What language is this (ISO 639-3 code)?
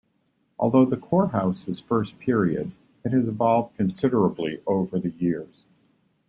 eng